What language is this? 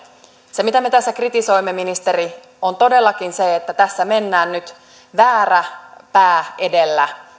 Finnish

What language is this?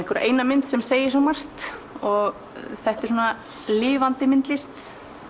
Icelandic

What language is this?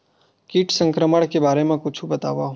Chhattisgarhi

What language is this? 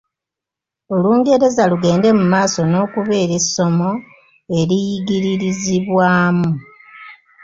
Ganda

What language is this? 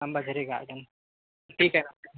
Marathi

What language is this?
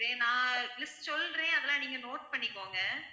Tamil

